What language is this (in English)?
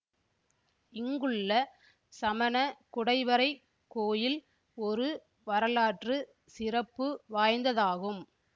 Tamil